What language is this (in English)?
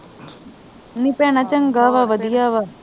Punjabi